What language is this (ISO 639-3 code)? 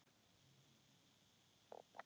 isl